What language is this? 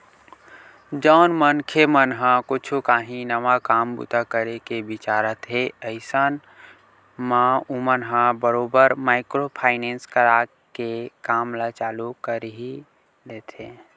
Chhattisgarhi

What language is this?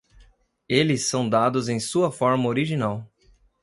Portuguese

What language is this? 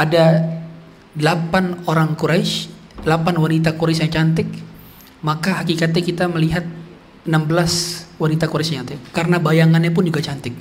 Indonesian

